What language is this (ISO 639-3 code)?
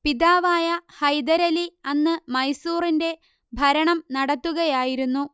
mal